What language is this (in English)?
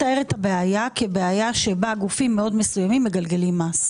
Hebrew